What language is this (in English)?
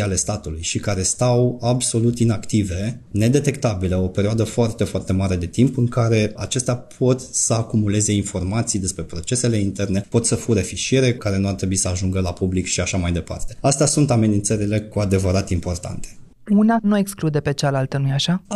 Romanian